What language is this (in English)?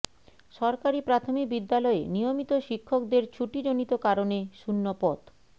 Bangla